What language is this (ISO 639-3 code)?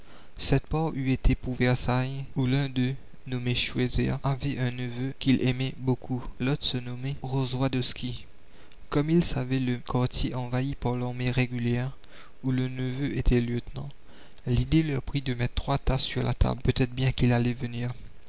fra